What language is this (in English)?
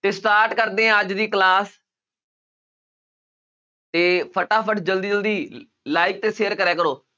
Punjabi